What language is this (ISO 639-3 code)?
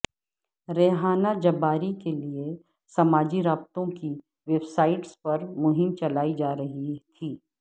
urd